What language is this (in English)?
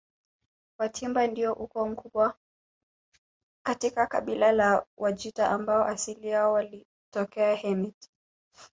Swahili